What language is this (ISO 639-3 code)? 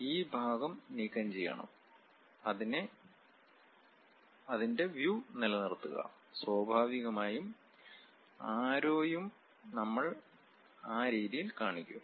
mal